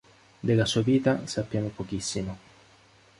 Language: Italian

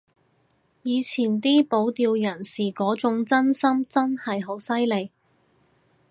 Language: Cantonese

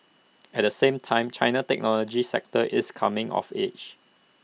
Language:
English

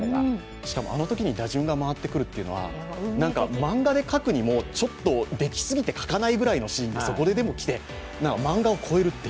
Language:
Japanese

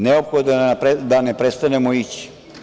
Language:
Serbian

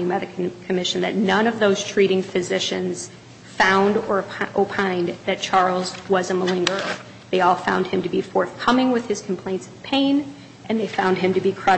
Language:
English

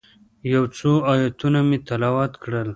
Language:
Pashto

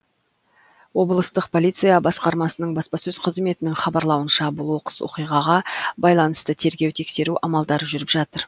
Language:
Kazakh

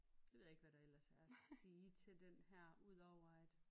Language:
Danish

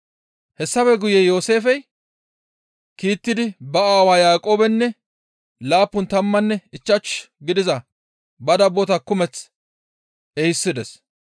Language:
Gamo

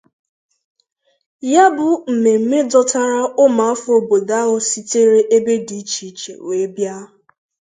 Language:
Igbo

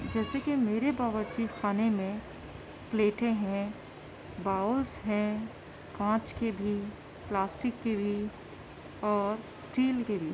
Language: Urdu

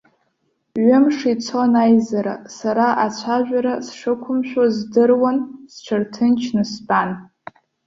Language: Abkhazian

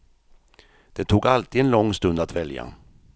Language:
Swedish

